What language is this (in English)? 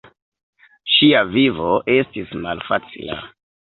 Esperanto